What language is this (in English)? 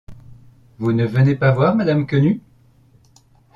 French